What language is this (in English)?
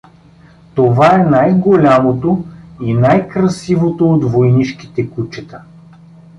Bulgarian